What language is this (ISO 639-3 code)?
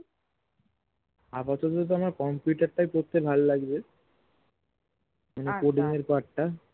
ben